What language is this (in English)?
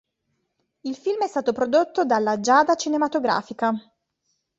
Italian